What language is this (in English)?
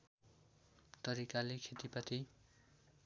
Nepali